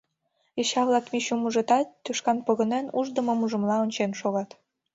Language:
Mari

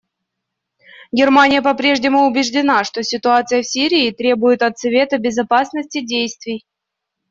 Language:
Russian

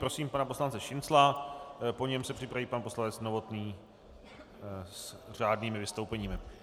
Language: Czech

